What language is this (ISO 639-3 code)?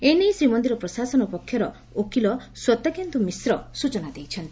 ori